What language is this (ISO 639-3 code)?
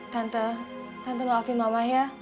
ind